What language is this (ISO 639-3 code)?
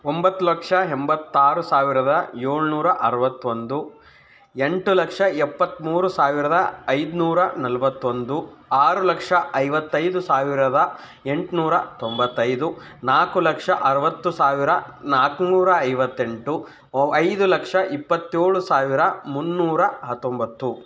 kan